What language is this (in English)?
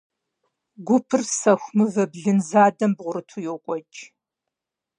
Kabardian